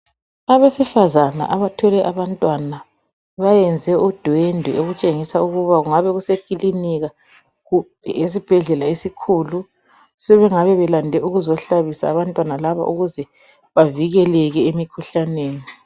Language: North Ndebele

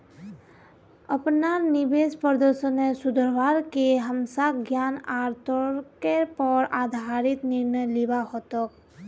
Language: Magahi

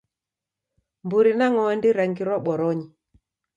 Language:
Taita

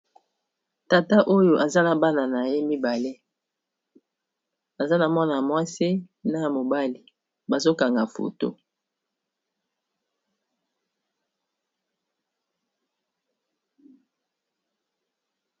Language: Lingala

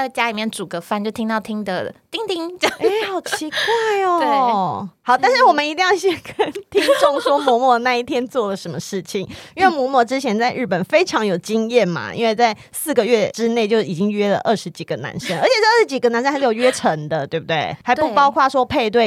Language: Chinese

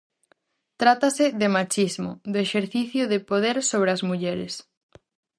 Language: Galician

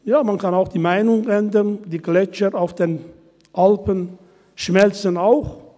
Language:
Swiss German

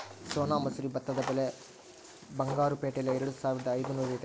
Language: Kannada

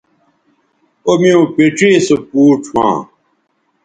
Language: Bateri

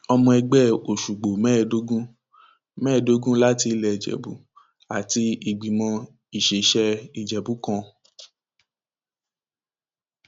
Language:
Yoruba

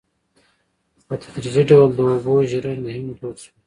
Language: Pashto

